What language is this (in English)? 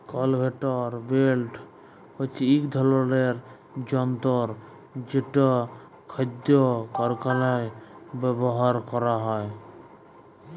Bangla